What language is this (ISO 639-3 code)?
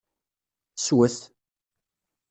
kab